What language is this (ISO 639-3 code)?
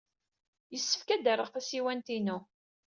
kab